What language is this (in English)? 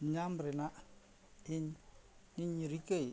Santali